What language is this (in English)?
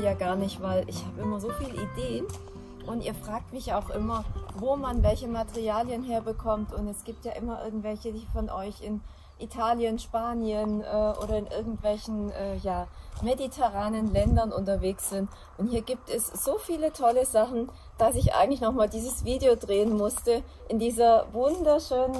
German